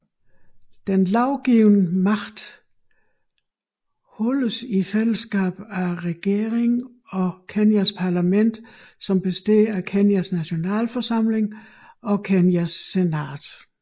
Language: Danish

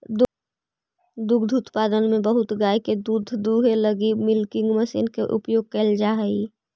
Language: Magahi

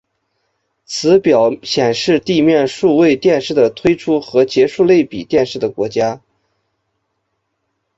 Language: Chinese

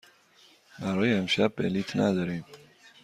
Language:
Persian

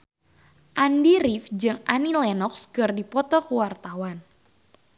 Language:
Sundanese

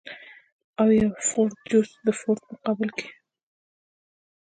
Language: Pashto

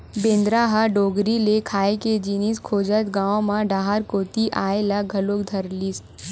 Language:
Chhattisgarhi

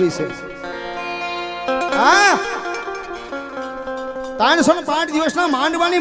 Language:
Gujarati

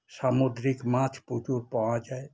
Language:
Bangla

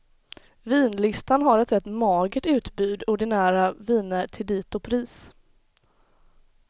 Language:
Swedish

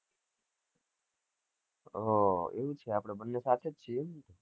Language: Gujarati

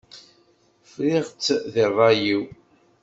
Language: Kabyle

